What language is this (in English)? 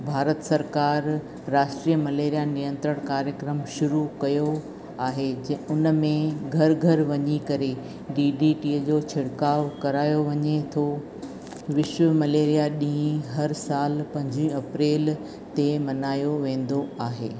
Sindhi